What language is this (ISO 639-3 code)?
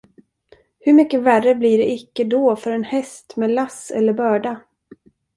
swe